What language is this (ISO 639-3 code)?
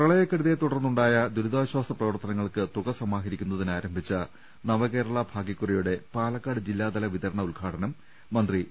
mal